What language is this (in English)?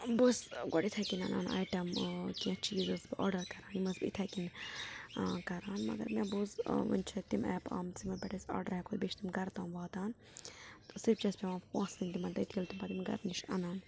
Kashmiri